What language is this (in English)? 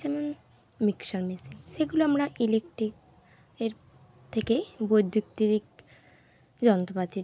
Bangla